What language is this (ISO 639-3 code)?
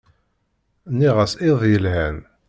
kab